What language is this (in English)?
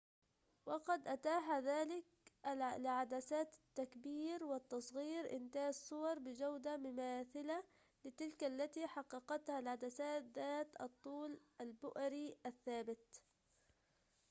Arabic